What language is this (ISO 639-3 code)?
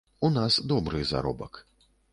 bel